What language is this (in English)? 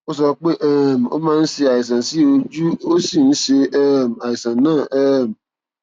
Yoruba